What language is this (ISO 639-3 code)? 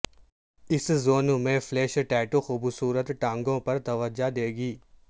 urd